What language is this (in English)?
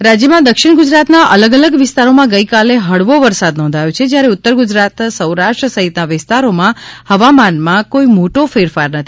Gujarati